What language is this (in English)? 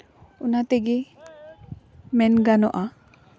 Santali